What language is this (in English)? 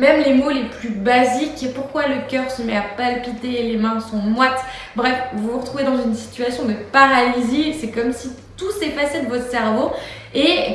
French